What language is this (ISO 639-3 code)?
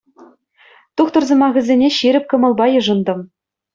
chv